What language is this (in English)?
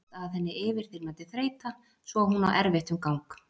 Icelandic